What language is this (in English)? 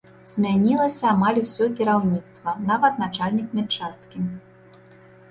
Belarusian